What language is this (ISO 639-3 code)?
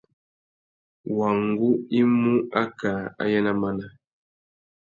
bag